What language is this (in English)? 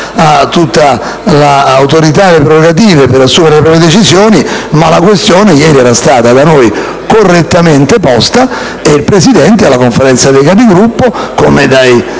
Italian